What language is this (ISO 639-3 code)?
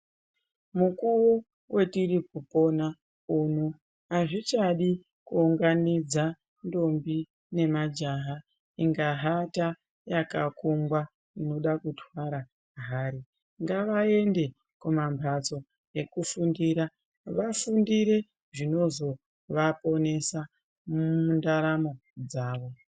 ndc